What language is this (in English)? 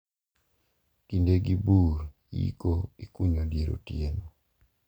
Luo (Kenya and Tanzania)